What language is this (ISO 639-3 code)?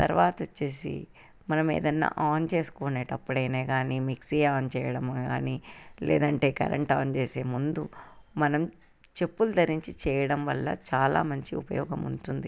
tel